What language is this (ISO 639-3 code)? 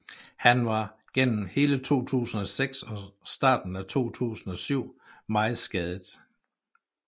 dan